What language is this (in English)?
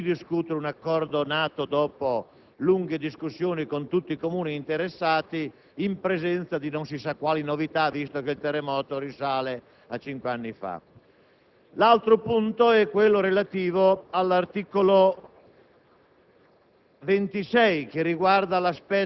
Italian